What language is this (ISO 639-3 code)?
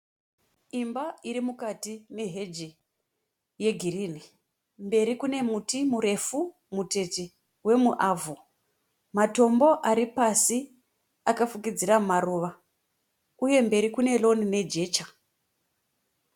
sna